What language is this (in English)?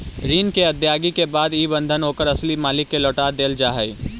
Magahi